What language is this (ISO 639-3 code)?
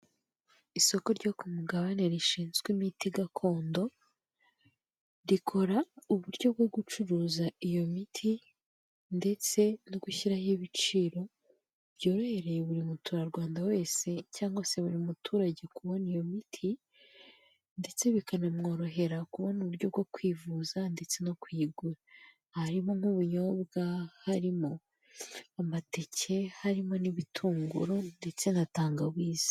kin